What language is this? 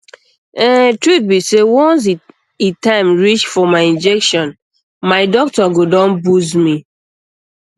Nigerian Pidgin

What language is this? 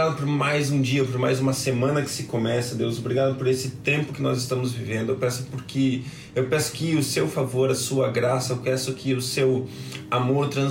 Portuguese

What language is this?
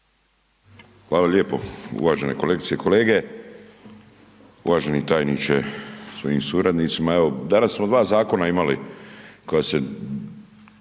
Croatian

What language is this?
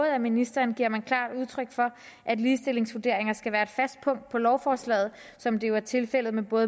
Danish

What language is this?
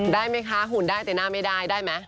Thai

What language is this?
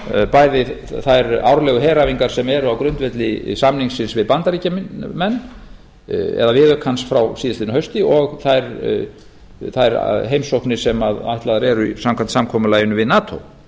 Icelandic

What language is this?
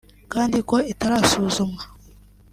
Kinyarwanda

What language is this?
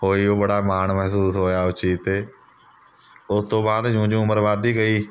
Punjabi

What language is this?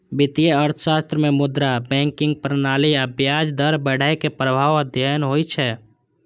Maithili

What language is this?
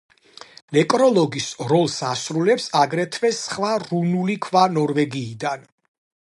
Georgian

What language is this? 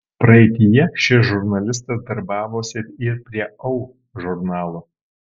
Lithuanian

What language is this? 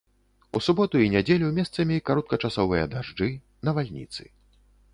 Belarusian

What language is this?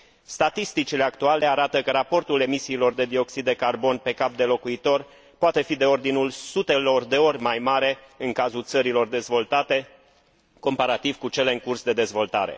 Romanian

